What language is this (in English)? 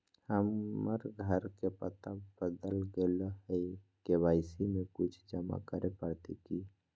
Magahi